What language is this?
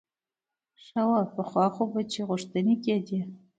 Pashto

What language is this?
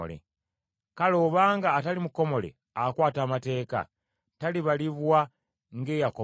Ganda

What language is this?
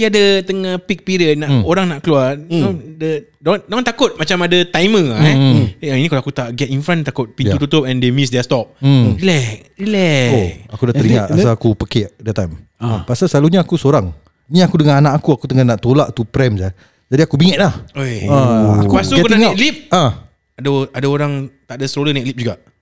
Malay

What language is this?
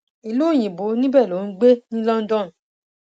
Yoruba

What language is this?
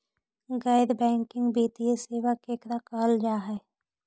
Magahi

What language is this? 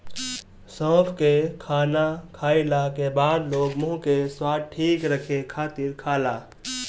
Bhojpuri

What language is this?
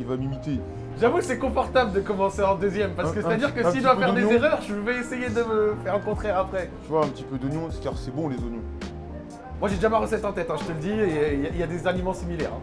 French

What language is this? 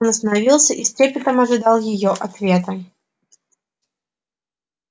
Russian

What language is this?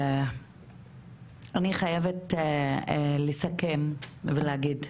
Hebrew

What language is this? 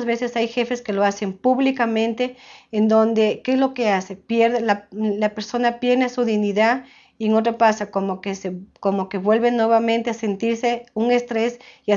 Spanish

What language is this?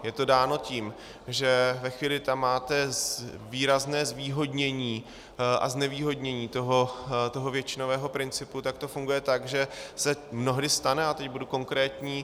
Czech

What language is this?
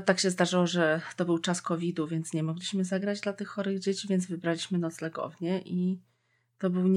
Polish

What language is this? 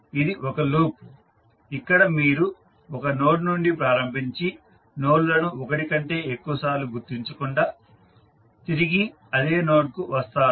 Telugu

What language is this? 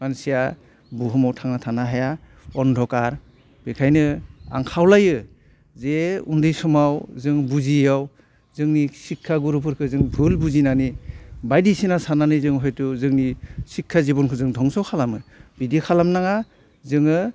Bodo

